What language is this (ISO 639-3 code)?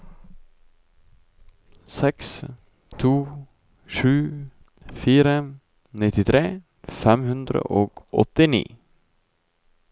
nor